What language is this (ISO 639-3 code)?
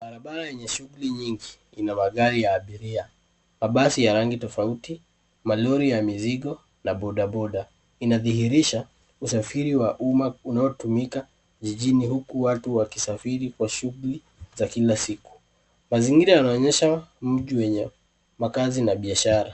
swa